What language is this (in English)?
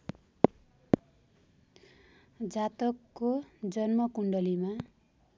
Nepali